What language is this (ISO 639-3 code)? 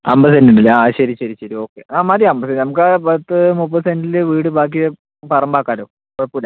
mal